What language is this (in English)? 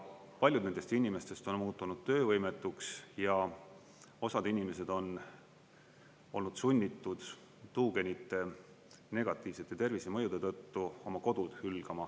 Estonian